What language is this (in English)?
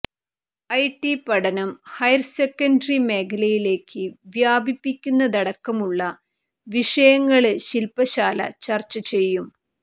Malayalam